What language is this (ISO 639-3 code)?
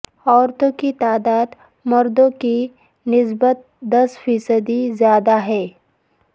urd